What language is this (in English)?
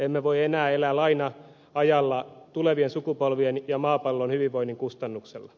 Finnish